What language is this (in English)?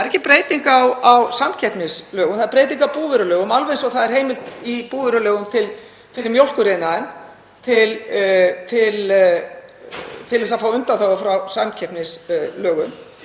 Icelandic